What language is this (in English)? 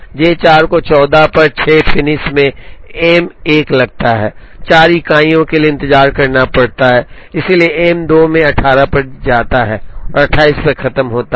Hindi